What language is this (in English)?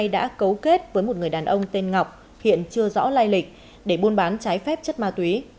Vietnamese